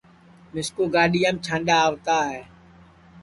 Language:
Sansi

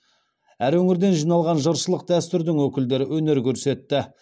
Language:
Kazakh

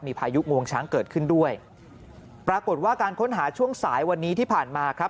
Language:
Thai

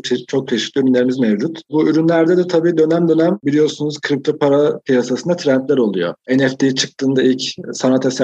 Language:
Turkish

